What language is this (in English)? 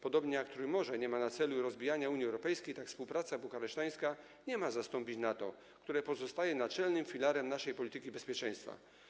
Polish